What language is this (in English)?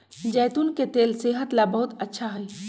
Magahi